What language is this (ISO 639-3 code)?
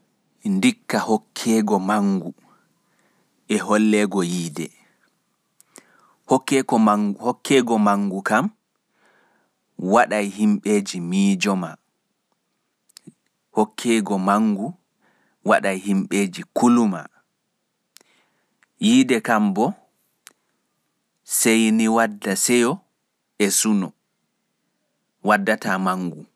fuf